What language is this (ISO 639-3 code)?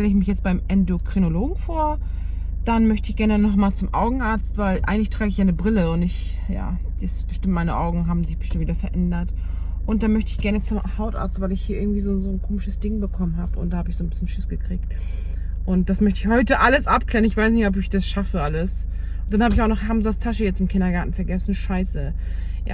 deu